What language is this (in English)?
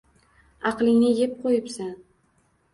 Uzbek